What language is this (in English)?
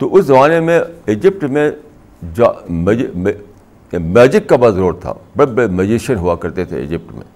Urdu